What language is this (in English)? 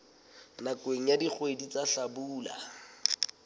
Southern Sotho